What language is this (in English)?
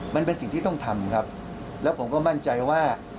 Thai